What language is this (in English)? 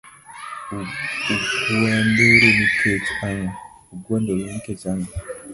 Luo (Kenya and Tanzania)